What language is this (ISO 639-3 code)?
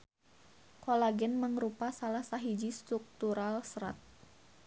sun